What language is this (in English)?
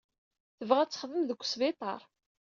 Kabyle